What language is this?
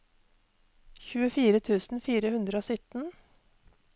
Norwegian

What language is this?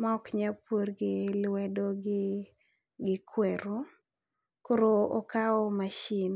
Luo (Kenya and Tanzania)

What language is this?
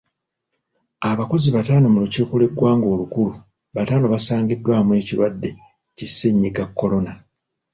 Ganda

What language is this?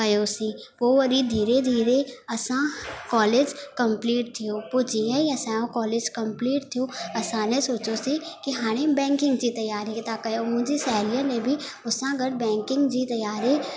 Sindhi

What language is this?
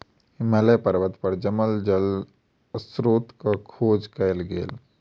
Maithili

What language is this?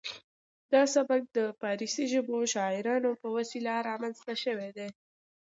Pashto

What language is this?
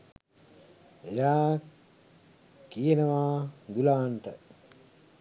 Sinhala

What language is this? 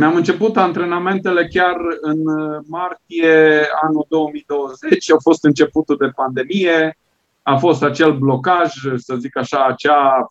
Romanian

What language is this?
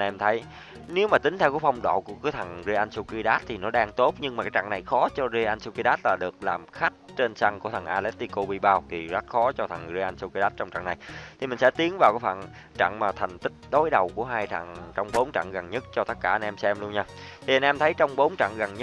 Vietnamese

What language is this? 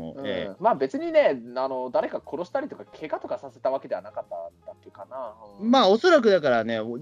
Japanese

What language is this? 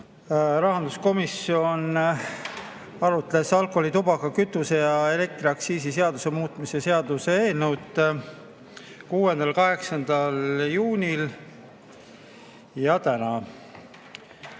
Estonian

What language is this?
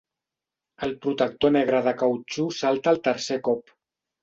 Catalan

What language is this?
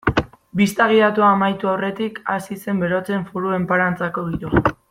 Basque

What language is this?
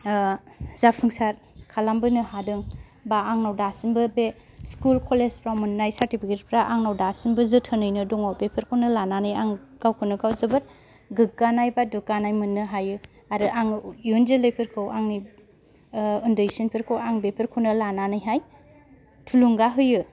Bodo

